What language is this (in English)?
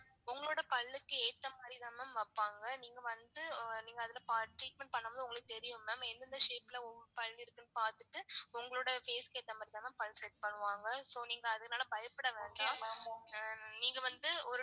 Tamil